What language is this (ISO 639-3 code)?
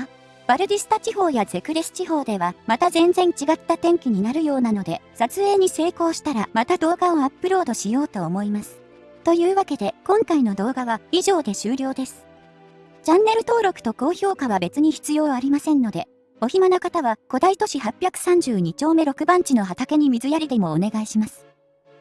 jpn